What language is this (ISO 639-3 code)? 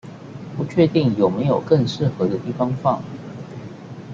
zho